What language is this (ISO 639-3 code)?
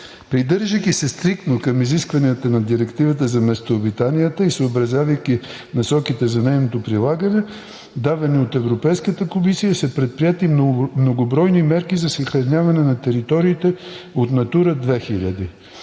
bul